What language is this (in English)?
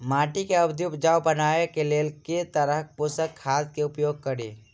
Maithili